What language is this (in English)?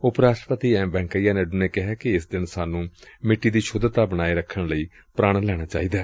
Punjabi